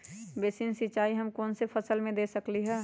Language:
Magahi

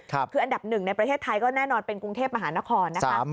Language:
Thai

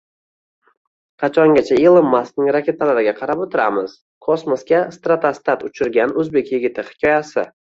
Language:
Uzbek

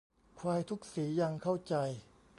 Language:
Thai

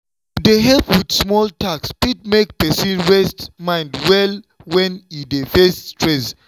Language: Nigerian Pidgin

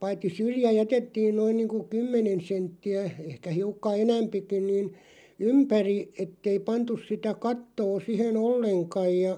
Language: Finnish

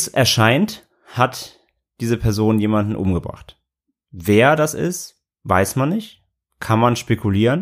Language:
German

